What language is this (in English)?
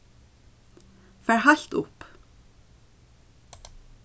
Faroese